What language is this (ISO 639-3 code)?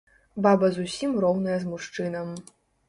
bel